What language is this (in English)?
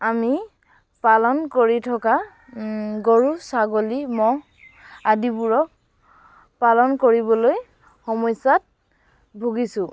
Assamese